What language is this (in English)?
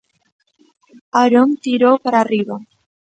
Galician